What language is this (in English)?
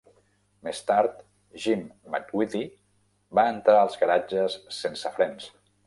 Catalan